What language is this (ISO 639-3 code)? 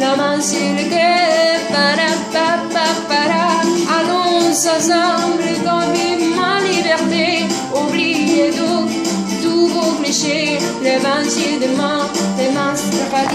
ron